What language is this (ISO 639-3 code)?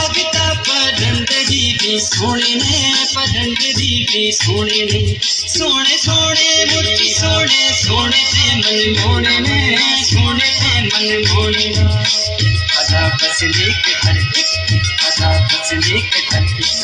hin